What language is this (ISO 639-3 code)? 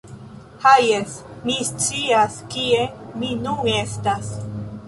epo